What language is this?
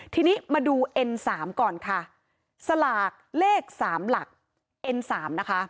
Thai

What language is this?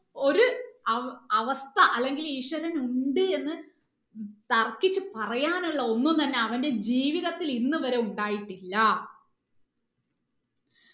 Malayalam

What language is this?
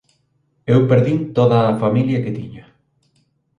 Galician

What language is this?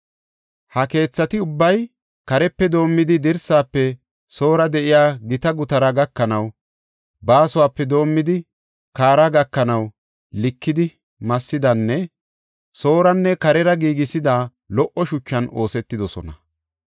Gofa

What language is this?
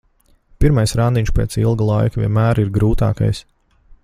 Latvian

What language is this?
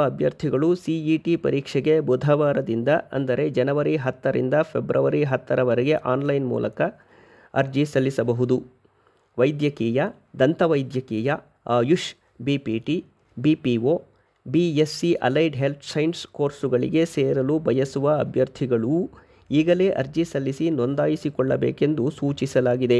Kannada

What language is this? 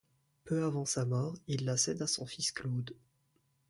French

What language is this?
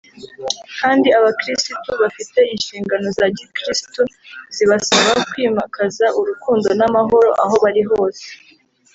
Kinyarwanda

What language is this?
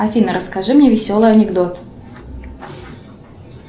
Russian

